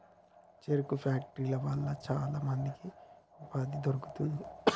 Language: Telugu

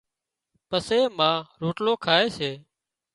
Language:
Wadiyara Koli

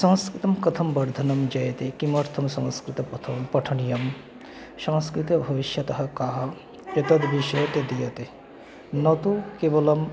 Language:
Sanskrit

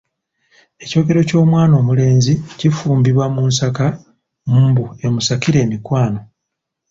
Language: Ganda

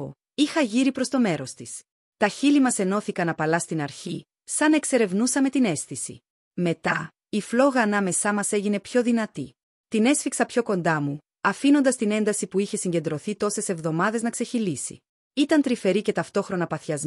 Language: Greek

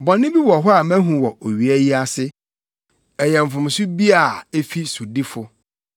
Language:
Akan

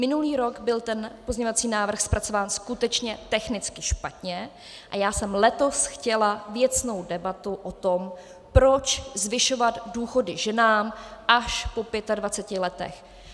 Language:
Czech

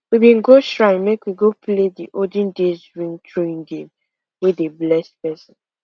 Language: Nigerian Pidgin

